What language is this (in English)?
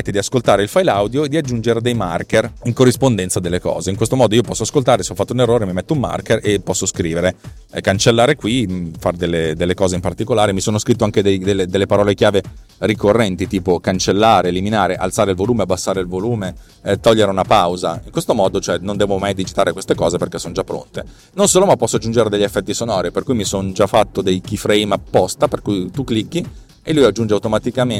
Italian